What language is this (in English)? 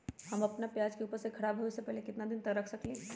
Magahi